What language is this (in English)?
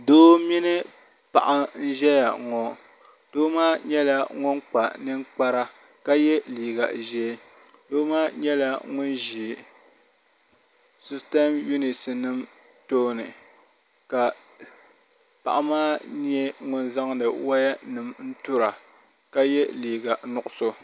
Dagbani